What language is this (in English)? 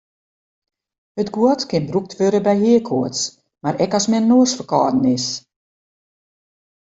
Western Frisian